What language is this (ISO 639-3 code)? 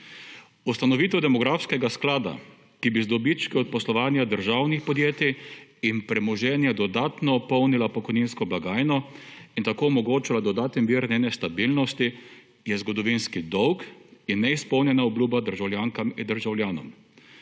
slv